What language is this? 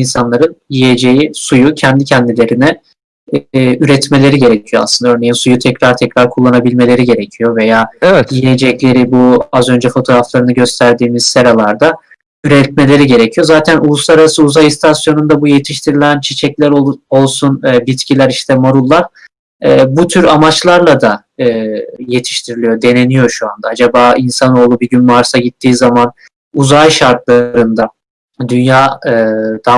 Turkish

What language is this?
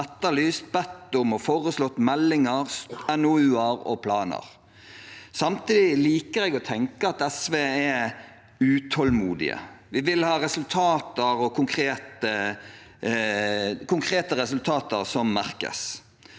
Norwegian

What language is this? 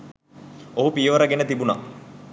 Sinhala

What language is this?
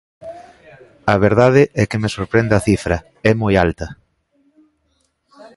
Galician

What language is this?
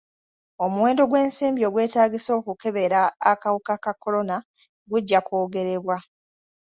Ganda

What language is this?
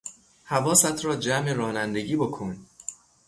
Persian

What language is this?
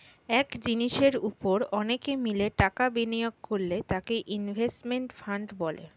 Bangla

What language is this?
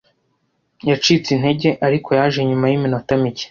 Kinyarwanda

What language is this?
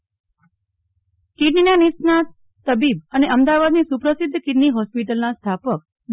Gujarati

